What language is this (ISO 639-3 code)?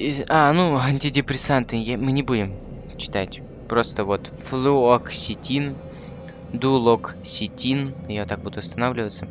rus